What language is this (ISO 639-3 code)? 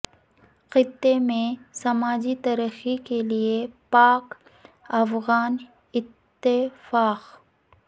urd